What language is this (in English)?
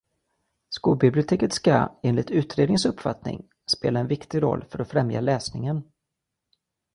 Swedish